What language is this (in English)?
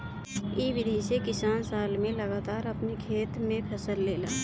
Bhojpuri